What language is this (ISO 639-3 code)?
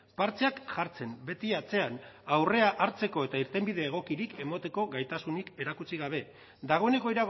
eus